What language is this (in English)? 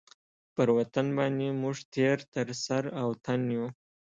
Pashto